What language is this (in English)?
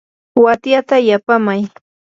Yanahuanca Pasco Quechua